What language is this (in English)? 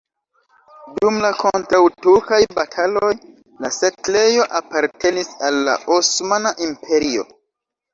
Esperanto